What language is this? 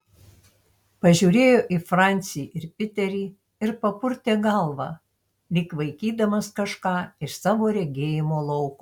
Lithuanian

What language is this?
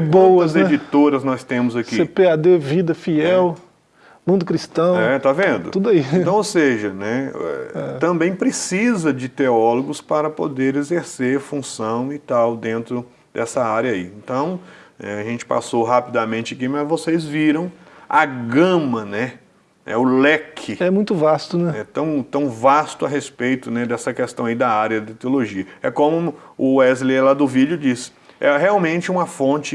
Portuguese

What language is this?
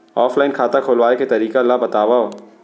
Chhattisgarhi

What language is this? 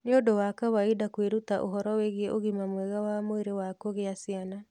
Kikuyu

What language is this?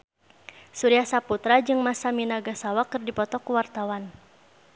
Sundanese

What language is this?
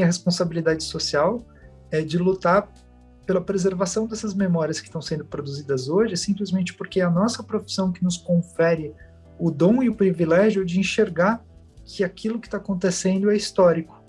Portuguese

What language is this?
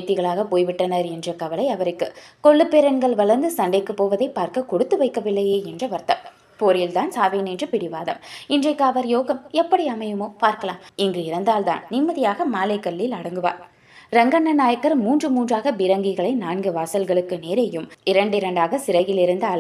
Tamil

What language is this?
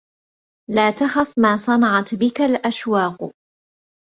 Arabic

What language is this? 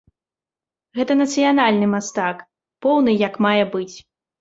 Belarusian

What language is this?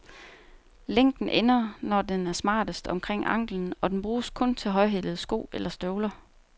Danish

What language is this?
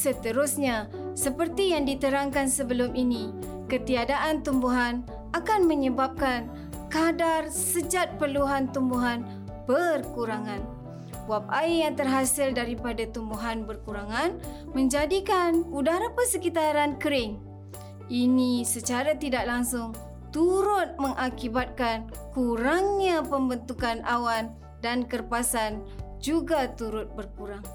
Malay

